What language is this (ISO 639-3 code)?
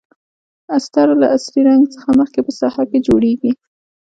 pus